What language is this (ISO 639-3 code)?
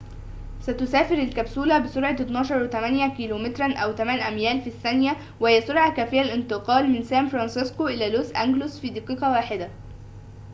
ara